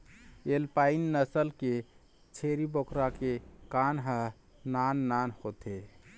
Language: Chhattisgarhi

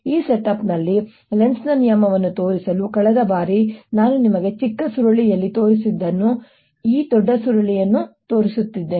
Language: Kannada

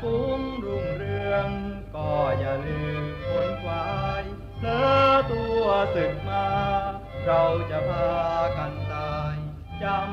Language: Thai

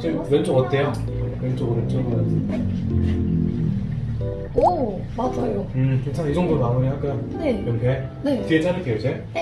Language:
Korean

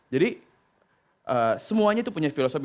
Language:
Indonesian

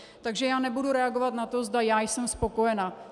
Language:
Czech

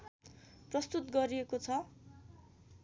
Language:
Nepali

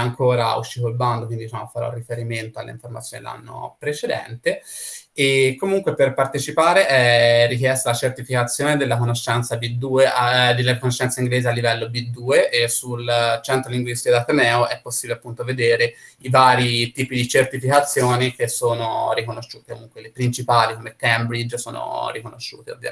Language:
Italian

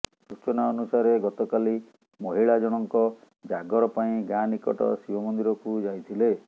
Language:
Odia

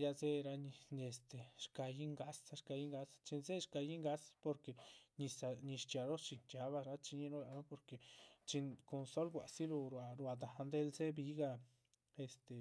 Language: Chichicapan Zapotec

